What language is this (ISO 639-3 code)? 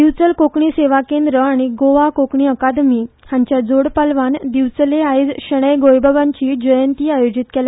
kok